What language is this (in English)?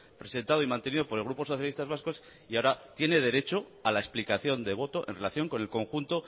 Spanish